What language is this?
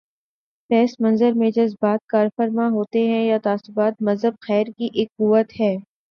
Urdu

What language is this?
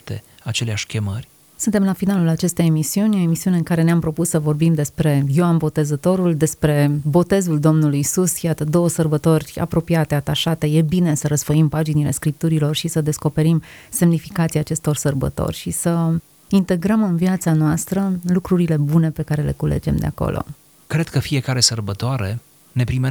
Romanian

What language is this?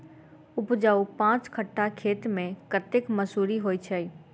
Maithili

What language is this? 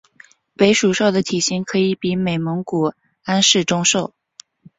Chinese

